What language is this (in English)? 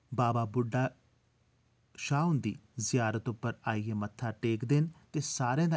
Dogri